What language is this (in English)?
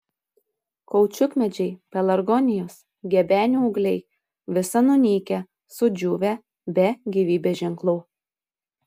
Lithuanian